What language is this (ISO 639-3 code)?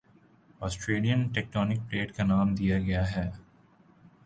urd